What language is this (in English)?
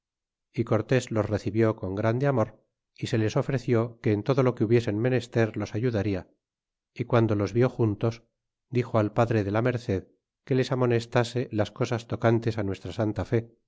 Spanish